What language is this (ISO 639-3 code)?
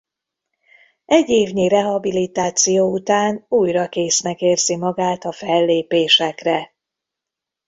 hun